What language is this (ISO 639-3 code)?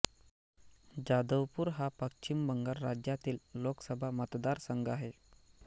mar